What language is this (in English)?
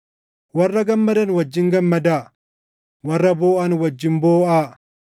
Oromo